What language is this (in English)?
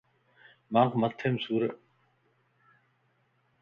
Lasi